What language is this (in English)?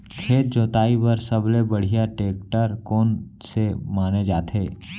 Chhattisgarhi